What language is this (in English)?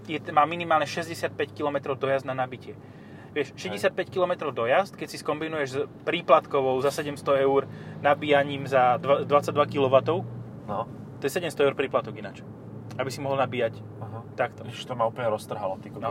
Slovak